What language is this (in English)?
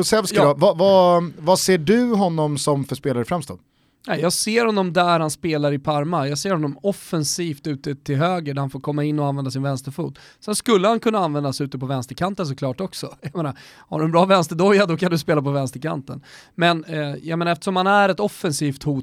Swedish